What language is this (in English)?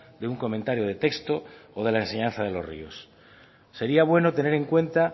Spanish